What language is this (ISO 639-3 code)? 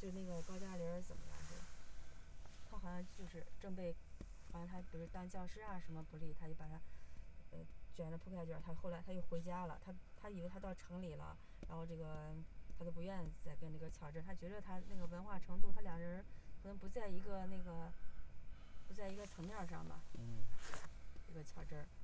zho